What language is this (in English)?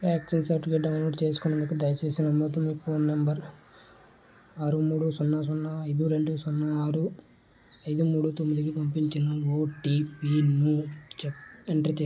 Telugu